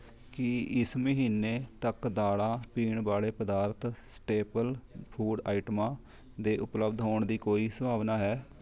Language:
Punjabi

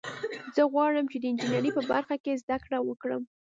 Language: Pashto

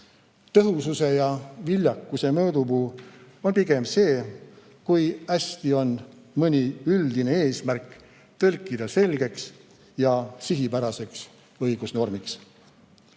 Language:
Estonian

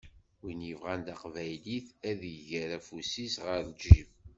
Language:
Kabyle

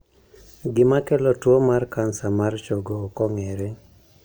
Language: Luo (Kenya and Tanzania)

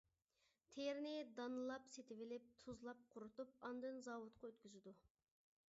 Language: Uyghur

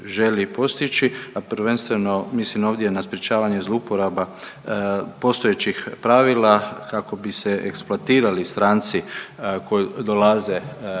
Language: Croatian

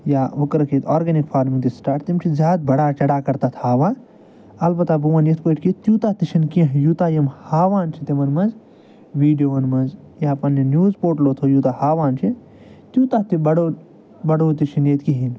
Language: Kashmiri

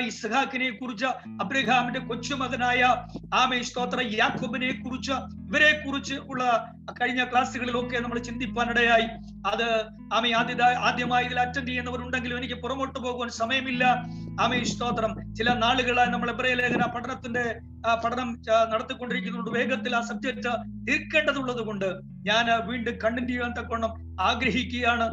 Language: Malayalam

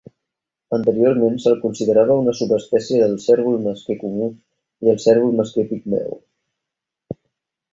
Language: Catalan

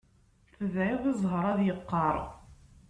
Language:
Kabyle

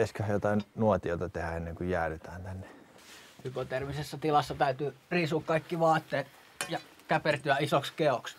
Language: Finnish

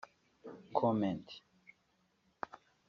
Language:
Kinyarwanda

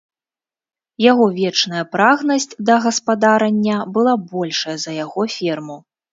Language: Belarusian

